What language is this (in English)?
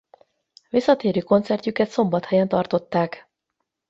Hungarian